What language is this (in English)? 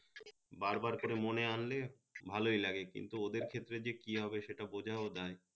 Bangla